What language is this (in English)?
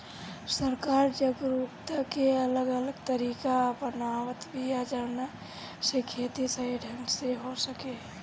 Bhojpuri